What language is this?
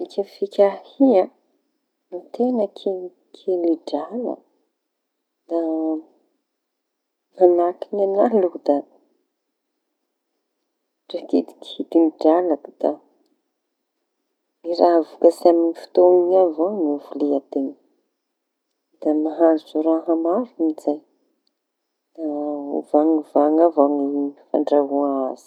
Tanosy Malagasy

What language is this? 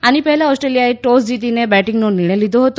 Gujarati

